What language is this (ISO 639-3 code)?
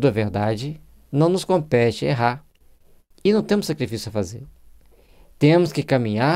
por